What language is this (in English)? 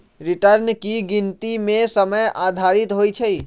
Magahi